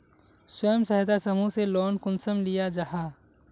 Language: Magahi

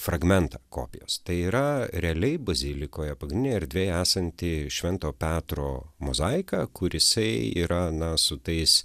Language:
Lithuanian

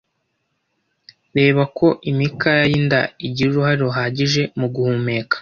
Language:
Kinyarwanda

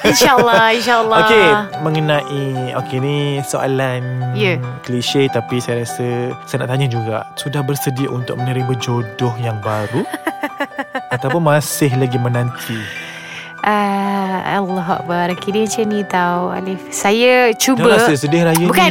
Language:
Malay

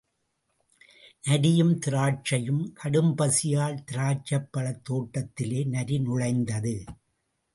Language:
Tamil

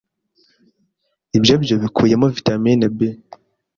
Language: Kinyarwanda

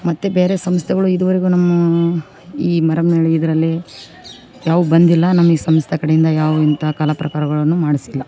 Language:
Kannada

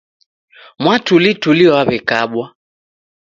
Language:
Taita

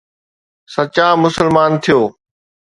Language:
Sindhi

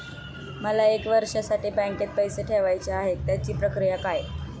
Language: Marathi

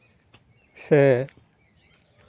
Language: Santali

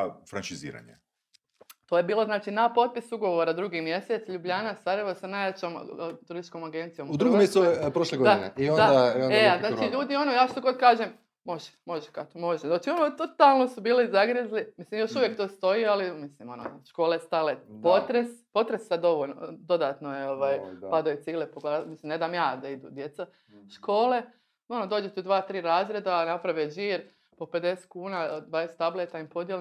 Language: Croatian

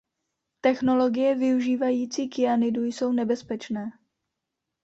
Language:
Czech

